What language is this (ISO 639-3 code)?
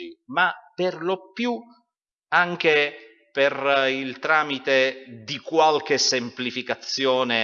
ita